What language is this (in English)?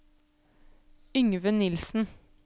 Norwegian